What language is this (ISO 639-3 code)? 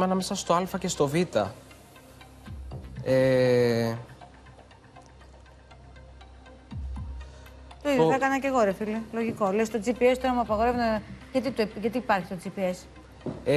ell